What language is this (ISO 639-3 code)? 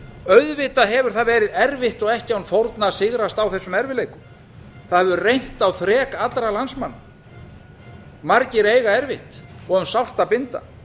isl